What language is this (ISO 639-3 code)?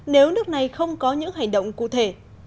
vie